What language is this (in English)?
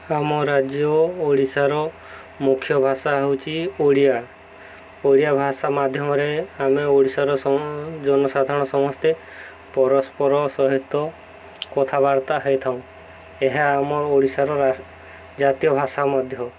Odia